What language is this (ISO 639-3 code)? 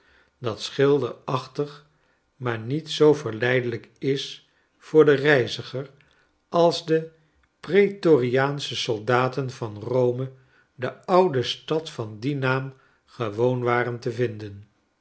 nld